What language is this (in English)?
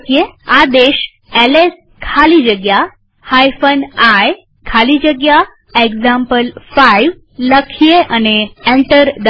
Gujarati